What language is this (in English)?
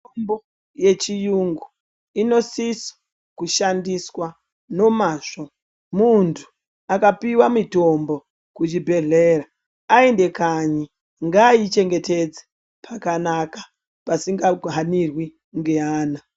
Ndau